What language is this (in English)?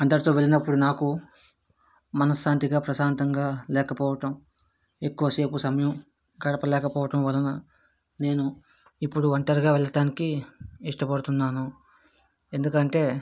Telugu